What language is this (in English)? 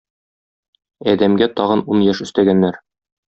Tatar